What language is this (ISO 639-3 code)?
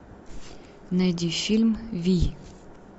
rus